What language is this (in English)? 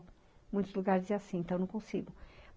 Portuguese